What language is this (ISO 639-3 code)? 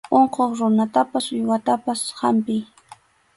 qxu